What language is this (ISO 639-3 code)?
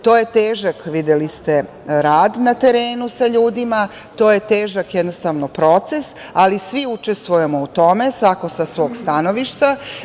srp